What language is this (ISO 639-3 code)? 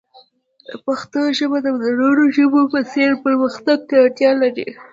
pus